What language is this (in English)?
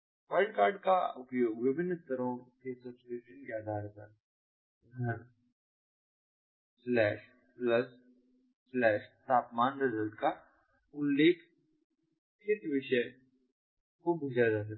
Hindi